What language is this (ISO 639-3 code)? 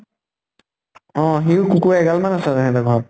asm